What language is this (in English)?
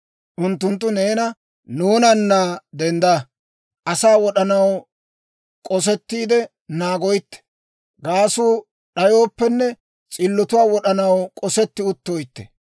Dawro